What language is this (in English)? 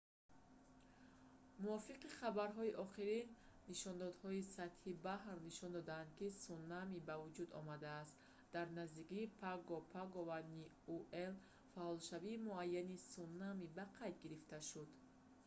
Tajik